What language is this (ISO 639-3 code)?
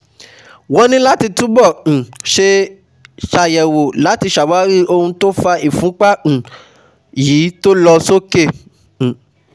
yor